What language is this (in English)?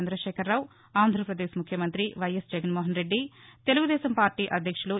Telugu